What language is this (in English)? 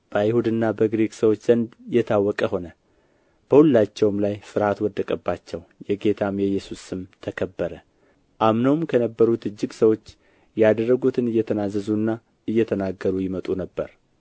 Amharic